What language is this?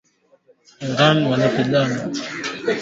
Swahili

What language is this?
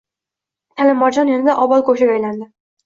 Uzbek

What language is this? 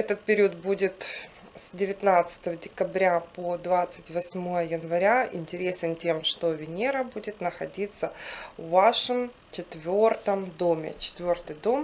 Russian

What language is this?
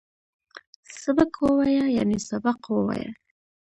Pashto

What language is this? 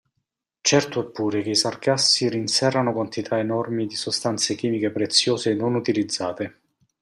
Italian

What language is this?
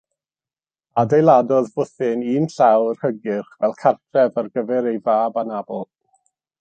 Welsh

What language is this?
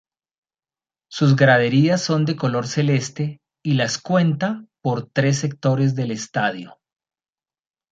Spanish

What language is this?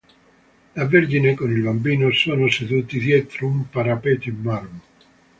Italian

